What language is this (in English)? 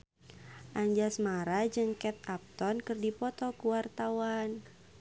Sundanese